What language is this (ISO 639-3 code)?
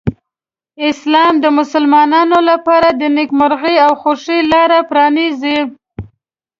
pus